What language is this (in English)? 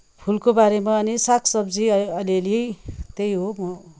Nepali